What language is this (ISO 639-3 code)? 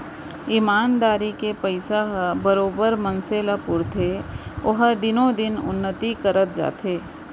hne